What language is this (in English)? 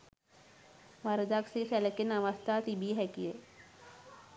Sinhala